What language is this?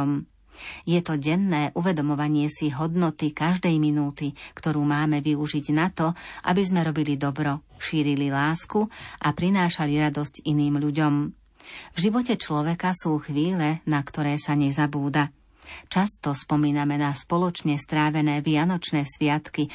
Slovak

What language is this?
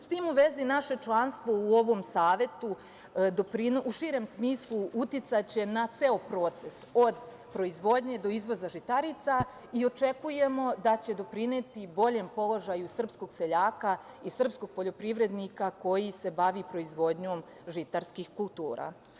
Serbian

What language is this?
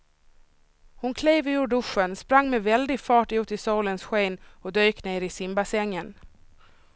Swedish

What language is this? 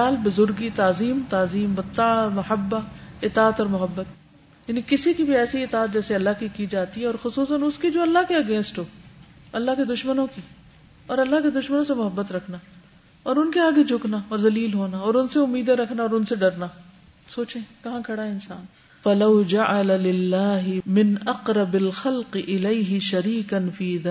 Urdu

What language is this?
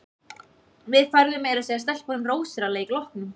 Icelandic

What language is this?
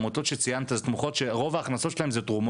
Hebrew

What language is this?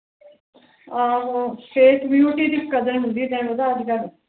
Punjabi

